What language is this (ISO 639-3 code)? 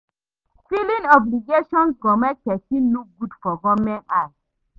pcm